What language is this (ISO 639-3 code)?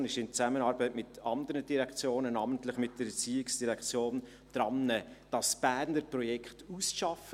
gsw